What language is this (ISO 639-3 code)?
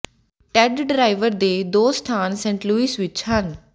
pan